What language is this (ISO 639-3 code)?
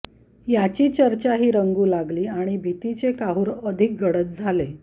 mar